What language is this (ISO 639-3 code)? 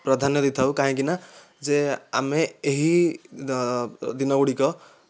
ori